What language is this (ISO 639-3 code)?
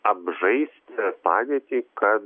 lit